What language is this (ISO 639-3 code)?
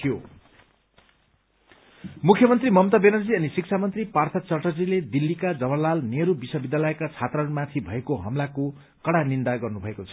nep